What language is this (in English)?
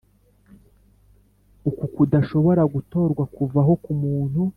Kinyarwanda